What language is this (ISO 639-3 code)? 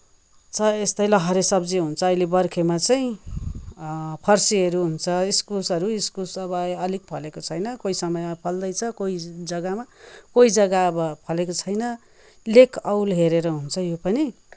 nep